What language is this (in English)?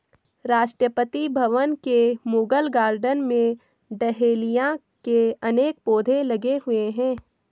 Hindi